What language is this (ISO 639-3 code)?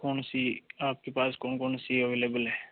hin